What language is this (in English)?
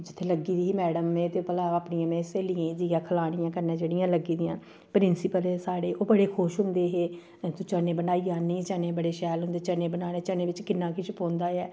Dogri